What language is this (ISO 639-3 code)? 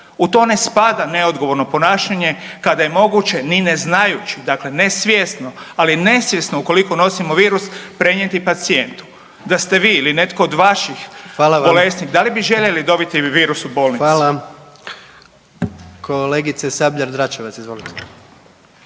hrv